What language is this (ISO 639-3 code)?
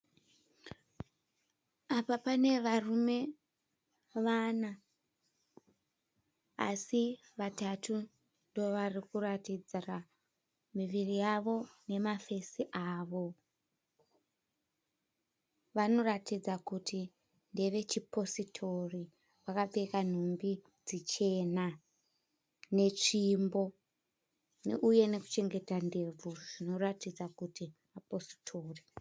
sna